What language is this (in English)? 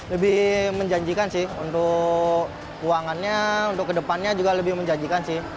Indonesian